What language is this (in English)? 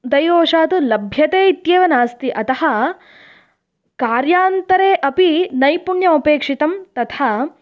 Sanskrit